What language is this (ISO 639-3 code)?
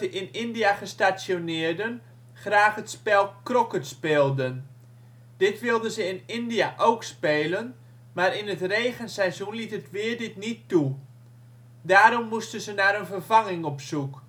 nld